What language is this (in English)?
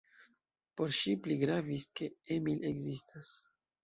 Esperanto